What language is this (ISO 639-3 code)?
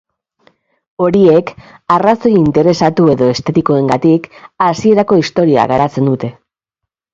eus